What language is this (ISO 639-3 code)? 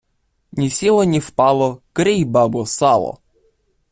ukr